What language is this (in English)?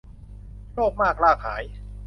Thai